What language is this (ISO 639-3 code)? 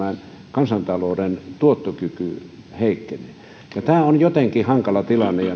fin